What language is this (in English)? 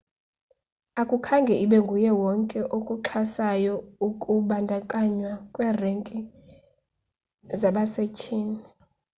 Xhosa